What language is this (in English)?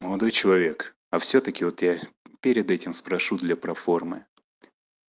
Russian